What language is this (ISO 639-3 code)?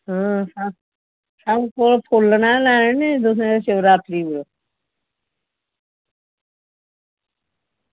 doi